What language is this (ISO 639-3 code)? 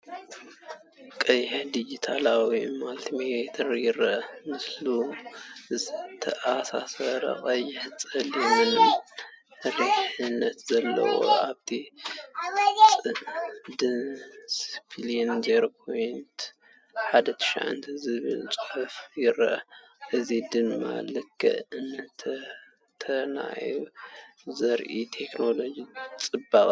tir